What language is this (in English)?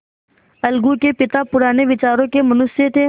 Hindi